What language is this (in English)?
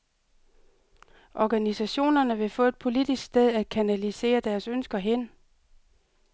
Danish